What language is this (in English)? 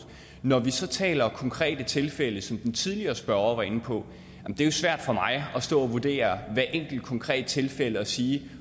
Danish